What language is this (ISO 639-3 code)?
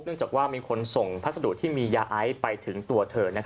tha